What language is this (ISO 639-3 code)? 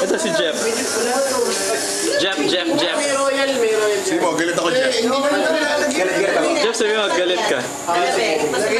ell